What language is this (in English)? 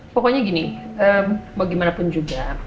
Indonesian